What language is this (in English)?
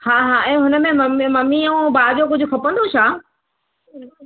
Sindhi